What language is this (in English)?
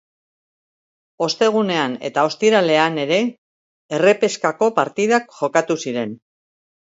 Basque